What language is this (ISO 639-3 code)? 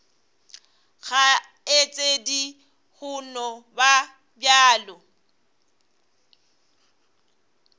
nso